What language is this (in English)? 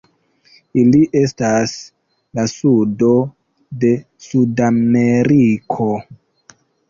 Esperanto